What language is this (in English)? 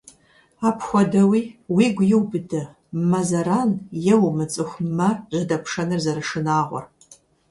Kabardian